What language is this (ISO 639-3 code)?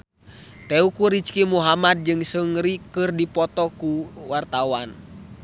sun